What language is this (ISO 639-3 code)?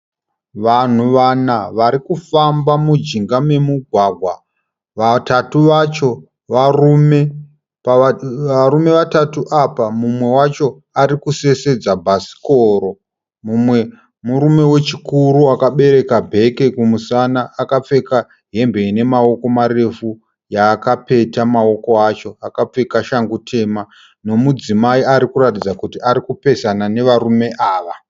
sna